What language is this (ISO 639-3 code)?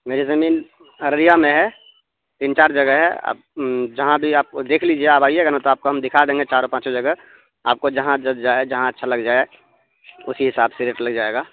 urd